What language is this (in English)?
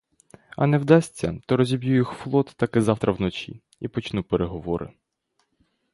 Ukrainian